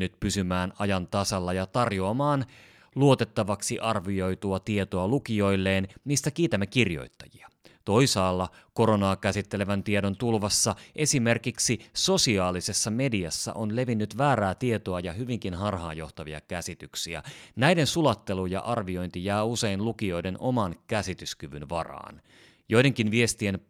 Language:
Finnish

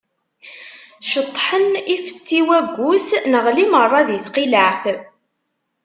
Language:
Kabyle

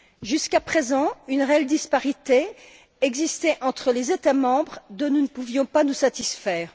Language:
French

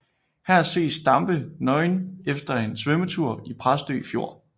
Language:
Danish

